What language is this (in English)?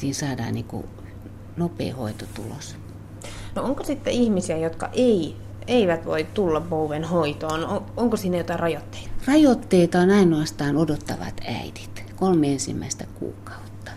Finnish